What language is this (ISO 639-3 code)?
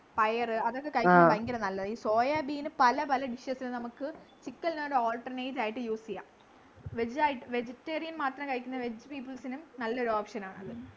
mal